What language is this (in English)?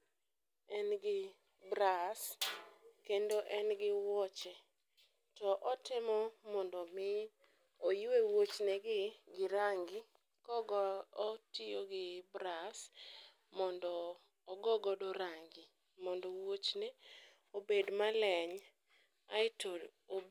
Luo (Kenya and Tanzania)